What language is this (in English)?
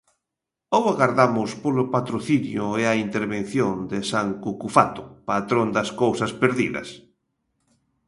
Galician